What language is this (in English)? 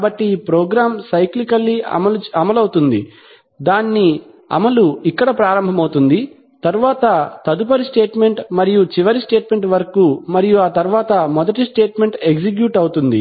Telugu